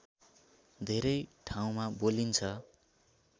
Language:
Nepali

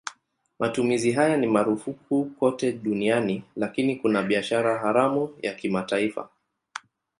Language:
Swahili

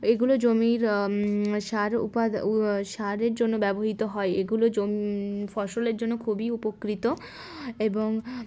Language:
Bangla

